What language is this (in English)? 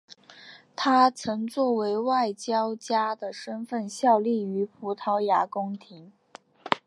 Chinese